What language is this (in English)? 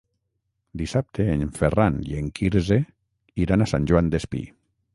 Catalan